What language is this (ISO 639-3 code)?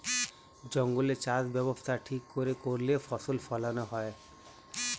ben